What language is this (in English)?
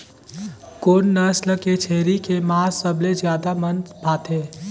Chhattisgarhi